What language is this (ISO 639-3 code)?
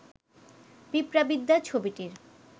ben